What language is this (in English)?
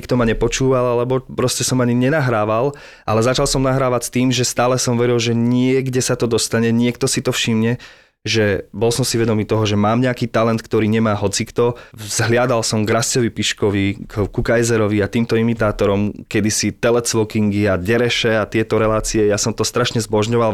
Slovak